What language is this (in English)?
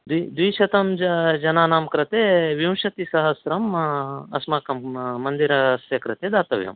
Sanskrit